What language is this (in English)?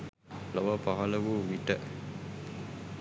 Sinhala